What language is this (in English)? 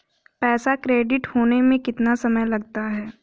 Hindi